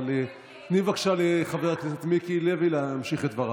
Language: Hebrew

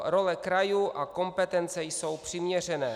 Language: Czech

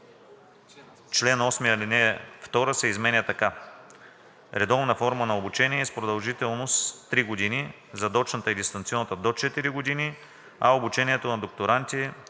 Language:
Bulgarian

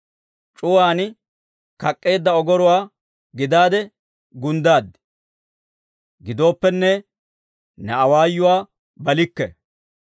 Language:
Dawro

